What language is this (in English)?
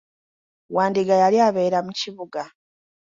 Ganda